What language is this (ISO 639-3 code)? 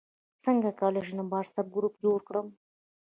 pus